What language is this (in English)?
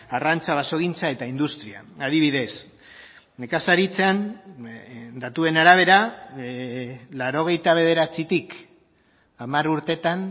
Basque